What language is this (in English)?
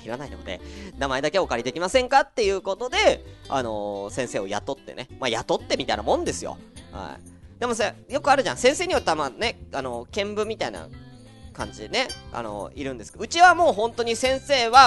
Japanese